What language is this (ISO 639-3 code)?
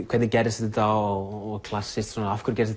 isl